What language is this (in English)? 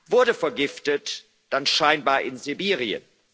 German